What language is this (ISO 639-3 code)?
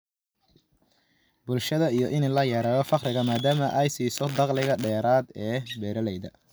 som